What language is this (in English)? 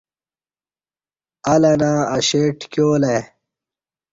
Kati